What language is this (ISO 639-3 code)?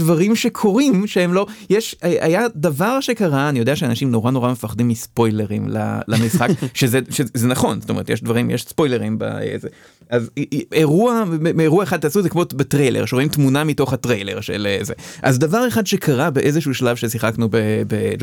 heb